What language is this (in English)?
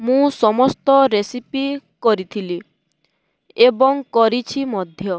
Odia